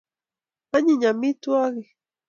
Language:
Kalenjin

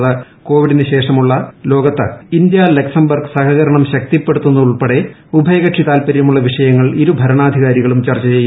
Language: Malayalam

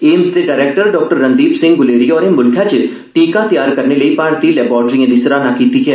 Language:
Dogri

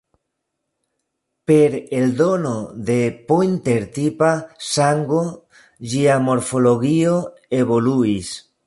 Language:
Esperanto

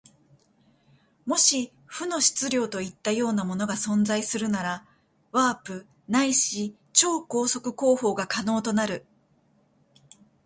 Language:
Japanese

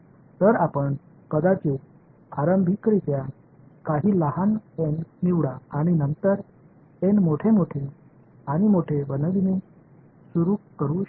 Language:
Marathi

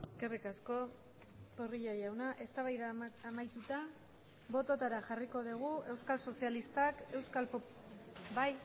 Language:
Basque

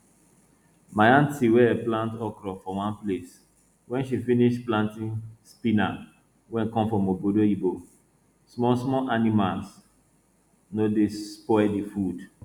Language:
Nigerian Pidgin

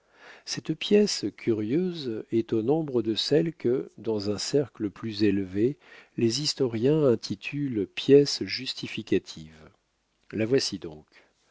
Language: French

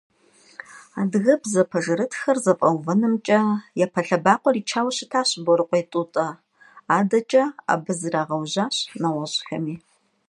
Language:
Kabardian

